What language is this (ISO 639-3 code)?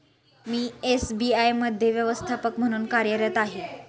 mar